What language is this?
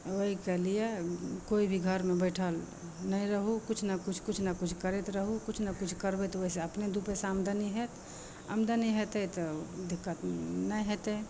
Maithili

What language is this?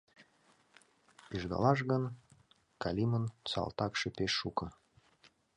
Mari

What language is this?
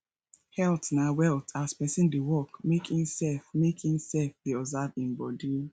Nigerian Pidgin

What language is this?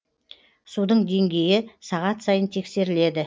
Kazakh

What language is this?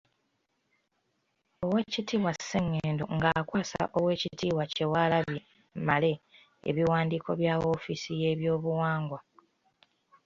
Ganda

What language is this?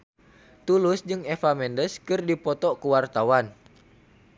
Sundanese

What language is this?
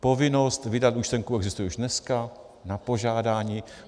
Czech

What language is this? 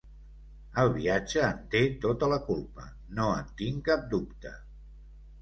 Catalan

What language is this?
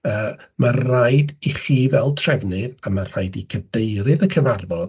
Welsh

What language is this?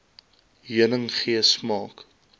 Afrikaans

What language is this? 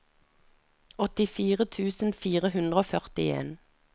Norwegian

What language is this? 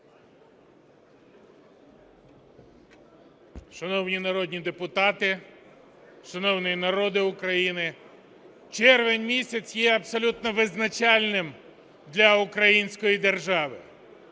Ukrainian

